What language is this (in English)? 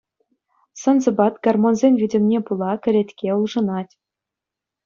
Chuvash